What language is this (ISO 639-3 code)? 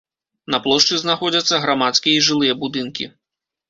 bel